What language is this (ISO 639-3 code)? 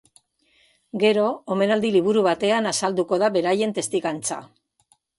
eus